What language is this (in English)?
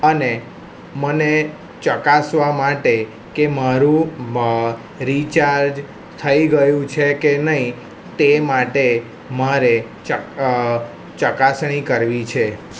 Gujarati